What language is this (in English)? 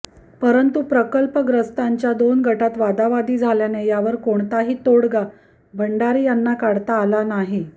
Marathi